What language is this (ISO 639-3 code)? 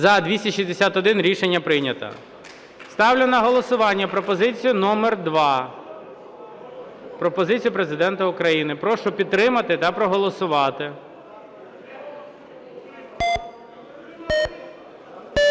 ukr